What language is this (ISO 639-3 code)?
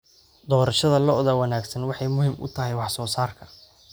som